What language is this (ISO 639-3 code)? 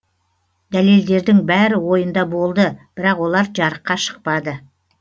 kaz